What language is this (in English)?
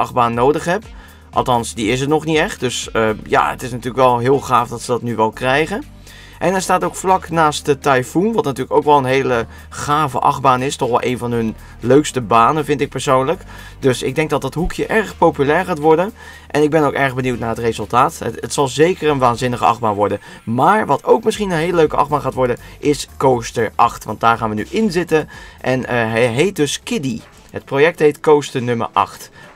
Dutch